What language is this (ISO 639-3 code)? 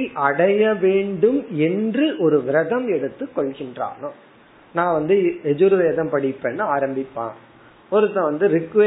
tam